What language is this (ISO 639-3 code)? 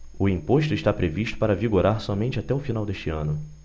por